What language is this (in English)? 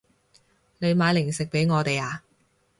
Cantonese